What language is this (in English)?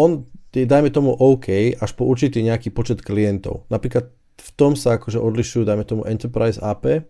Slovak